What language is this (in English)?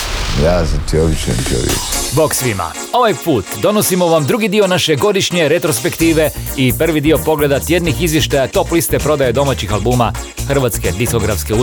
Croatian